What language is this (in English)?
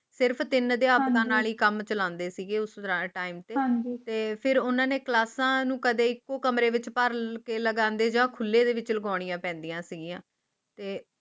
Punjabi